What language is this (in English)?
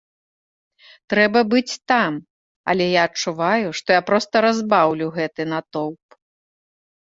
Belarusian